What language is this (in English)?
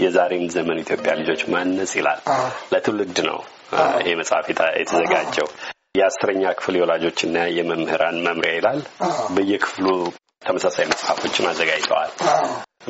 Amharic